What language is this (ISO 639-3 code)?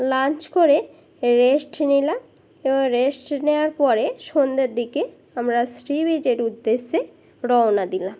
ben